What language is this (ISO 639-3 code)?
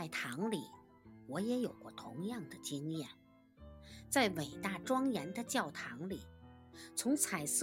zho